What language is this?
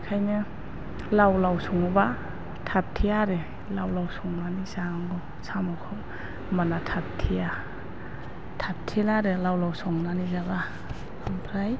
Bodo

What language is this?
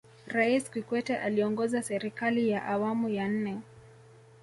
Swahili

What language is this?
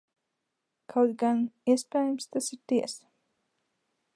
Latvian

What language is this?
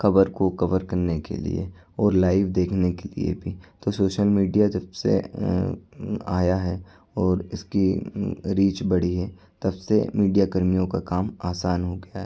Hindi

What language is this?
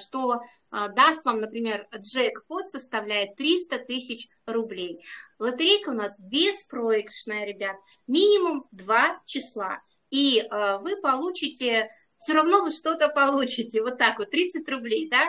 Russian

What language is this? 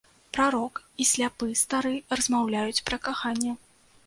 Belarusian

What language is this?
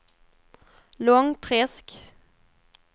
Swedish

